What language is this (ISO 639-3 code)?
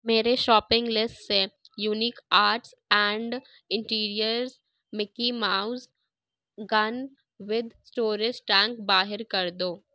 urd